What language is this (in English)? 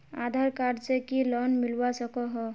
Magahi